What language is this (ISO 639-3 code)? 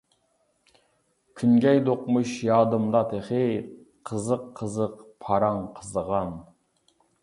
uig